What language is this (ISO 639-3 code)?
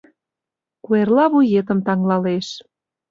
chm